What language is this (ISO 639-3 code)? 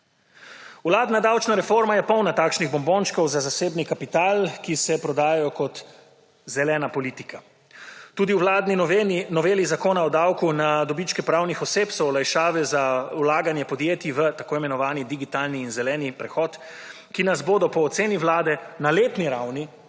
slv